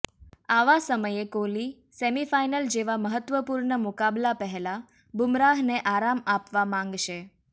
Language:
Gujarati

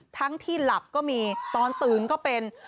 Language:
Thai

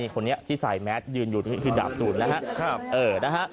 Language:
Thai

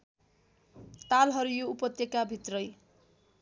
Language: Nepali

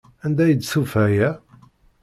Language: Kabyle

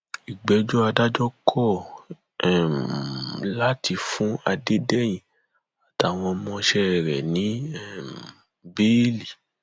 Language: Yoruba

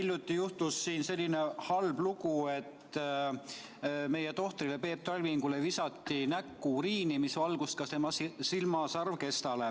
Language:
Estonian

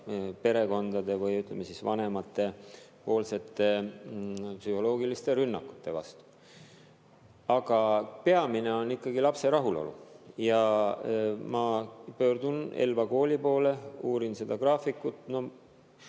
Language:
Estonian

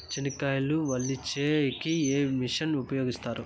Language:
Telugu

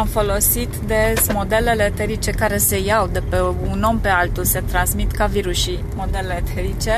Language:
Romanian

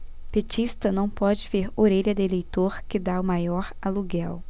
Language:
Portuguese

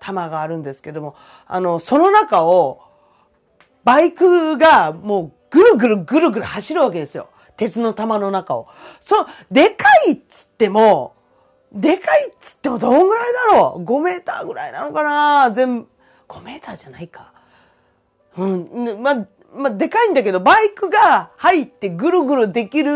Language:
Japanese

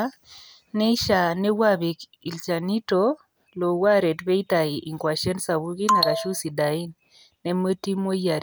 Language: Masai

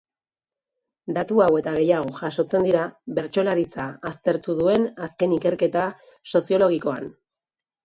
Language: Basque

